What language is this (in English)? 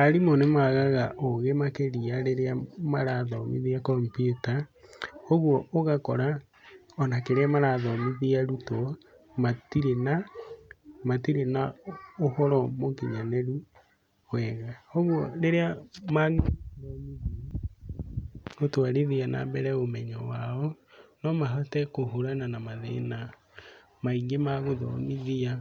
Kikuyu